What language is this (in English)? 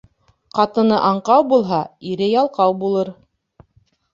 Bashkir